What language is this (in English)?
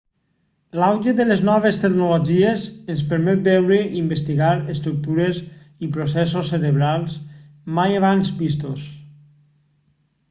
Catalan